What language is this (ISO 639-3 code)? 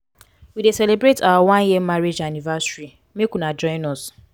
pcm